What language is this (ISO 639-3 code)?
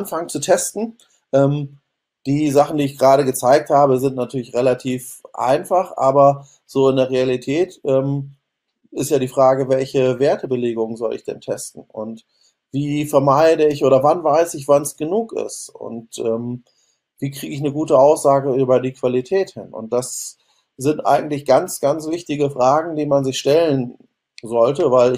deu